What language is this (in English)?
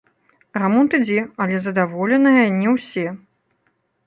Belarusian